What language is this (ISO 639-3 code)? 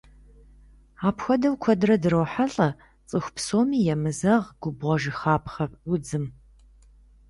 kbd